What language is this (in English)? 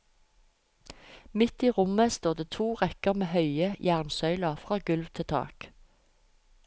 Norwegian